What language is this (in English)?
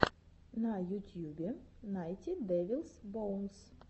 Russian